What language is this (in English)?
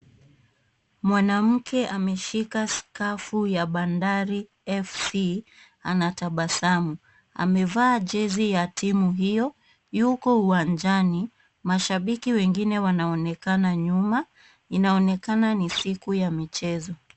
Swahili